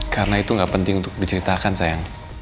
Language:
Indonesian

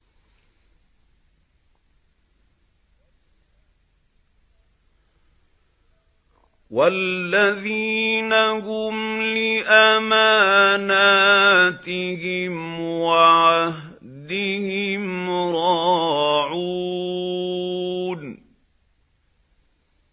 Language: Arabic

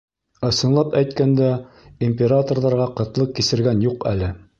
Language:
Bashkir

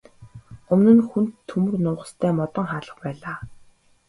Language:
Mongolian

